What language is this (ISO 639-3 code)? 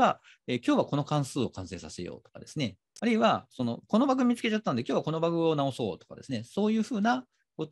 jpn